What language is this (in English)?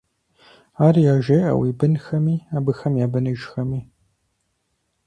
Kabardian